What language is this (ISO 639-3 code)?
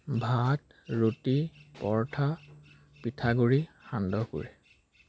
asm